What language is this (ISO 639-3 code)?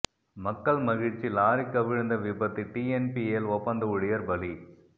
tam